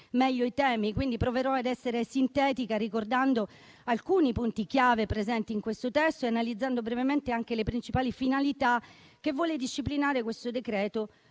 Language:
Italian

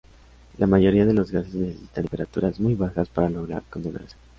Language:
Spanish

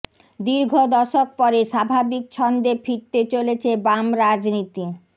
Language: Bangla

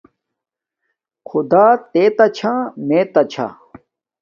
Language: Domaaki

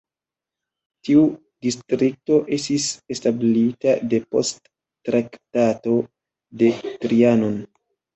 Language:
Esperanto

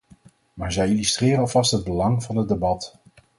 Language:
Dutch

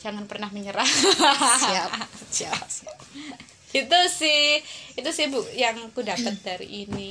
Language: Indonesian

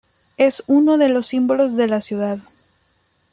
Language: Spanish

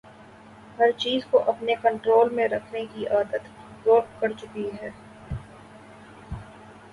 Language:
Urdu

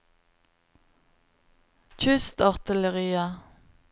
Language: Norwegian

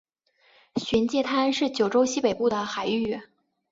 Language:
Chinese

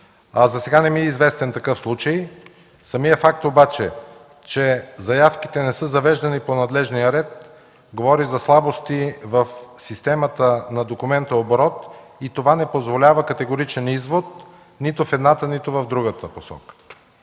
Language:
Bulgarian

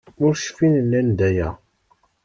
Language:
Kabyle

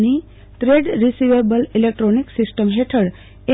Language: Gujarati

